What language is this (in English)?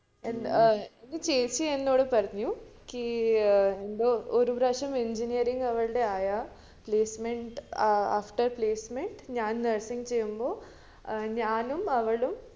Malayalam